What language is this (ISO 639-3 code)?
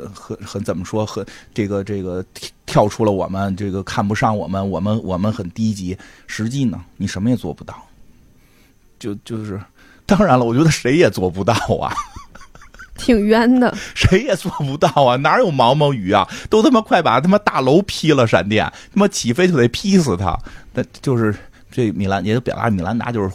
zho